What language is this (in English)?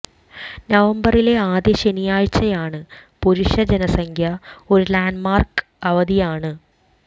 Malayalam